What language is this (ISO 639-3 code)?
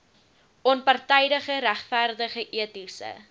afr